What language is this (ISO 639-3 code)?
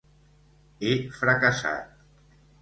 cat